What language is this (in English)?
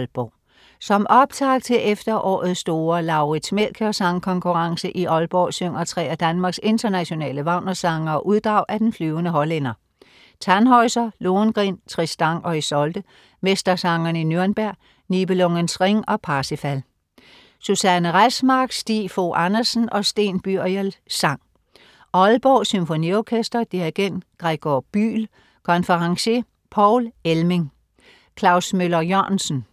Danish